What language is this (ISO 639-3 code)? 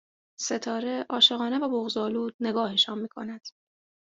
fas